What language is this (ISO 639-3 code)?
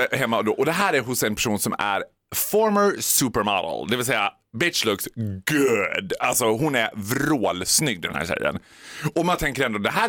swe